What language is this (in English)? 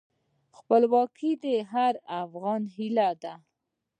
Pashto